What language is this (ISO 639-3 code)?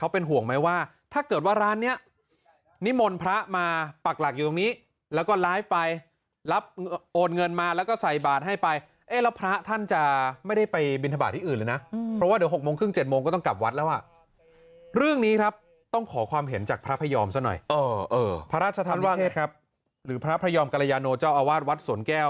tha